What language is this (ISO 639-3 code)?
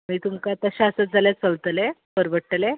kok